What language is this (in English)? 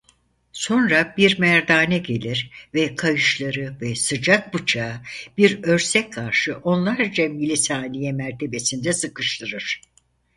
Turkish